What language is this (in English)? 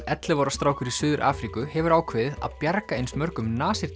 Icelandic